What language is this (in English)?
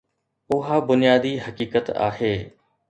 Sindhi